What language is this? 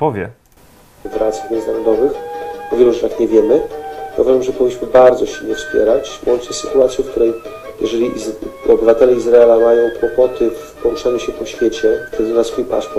Polish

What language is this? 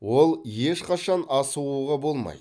Kazakh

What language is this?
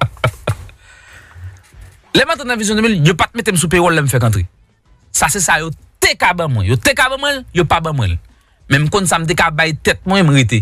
French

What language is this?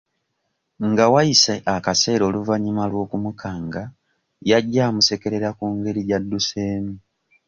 Ganda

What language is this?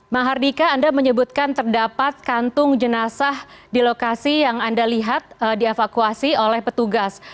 Indonesian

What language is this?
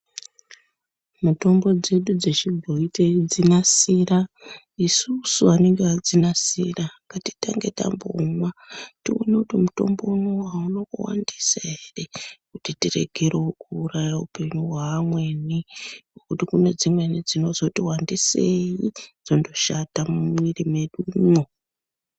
Ndau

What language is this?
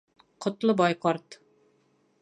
Bashkir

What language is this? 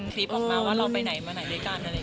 Thai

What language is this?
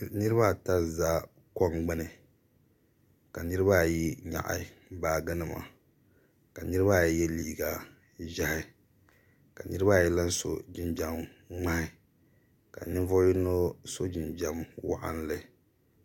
Dagbani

